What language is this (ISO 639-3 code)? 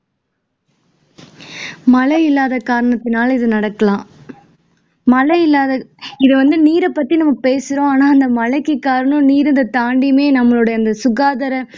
tam